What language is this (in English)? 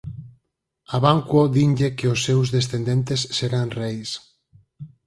Galician